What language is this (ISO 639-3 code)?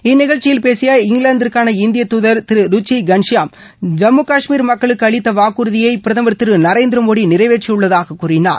tam